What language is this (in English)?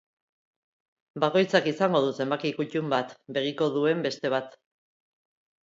Basque